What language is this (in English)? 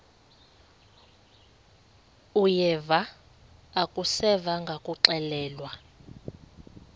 Xhosa